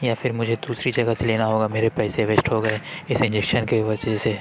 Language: Urdu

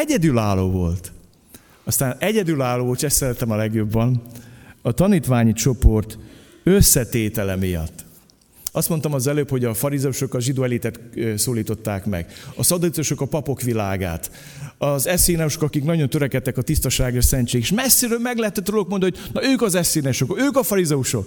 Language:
Hungarian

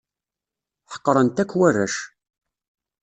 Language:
Kabyle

